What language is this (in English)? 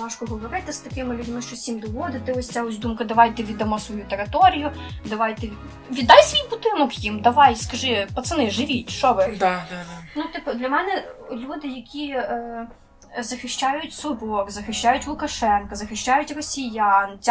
Ukrainian